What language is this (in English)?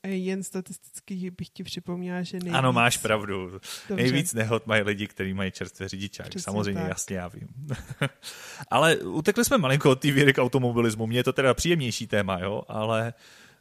Czech